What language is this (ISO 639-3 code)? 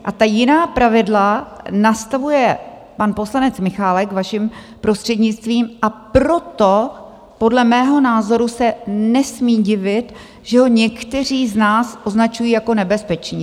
ces